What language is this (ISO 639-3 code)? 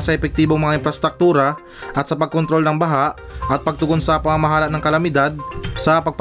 fil